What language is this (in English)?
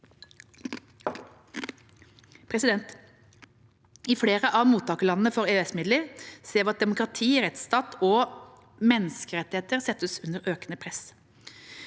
Norwegian